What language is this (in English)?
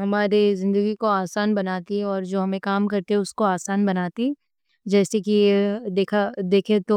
Deccan